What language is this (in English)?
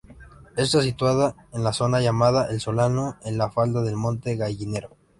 Spanish